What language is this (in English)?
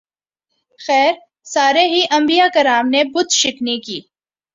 Urdu